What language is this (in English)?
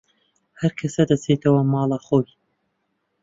Central Kurdish